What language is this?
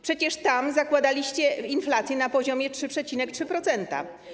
Polish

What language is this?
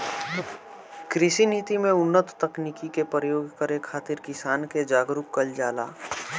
Bhojpuri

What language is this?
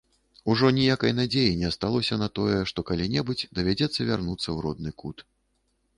Belarusian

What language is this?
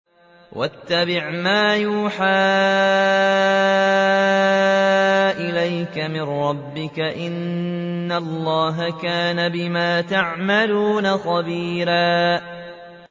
Arabic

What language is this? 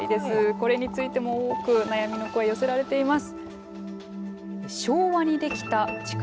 Japanese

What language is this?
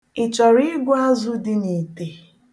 Igbo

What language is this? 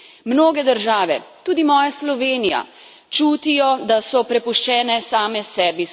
Slovenian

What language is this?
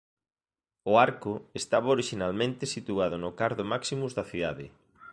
Galician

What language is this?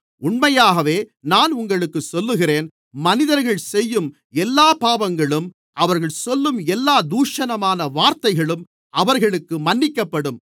Tamil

